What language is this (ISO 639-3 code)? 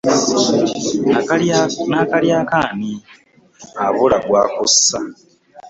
lug